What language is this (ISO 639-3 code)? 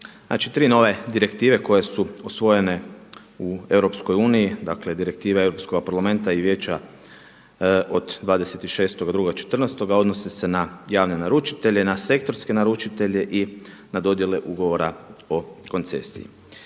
hrv